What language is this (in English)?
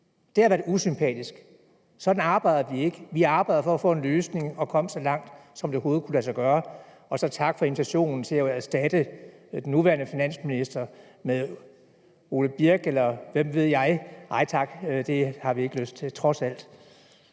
Danish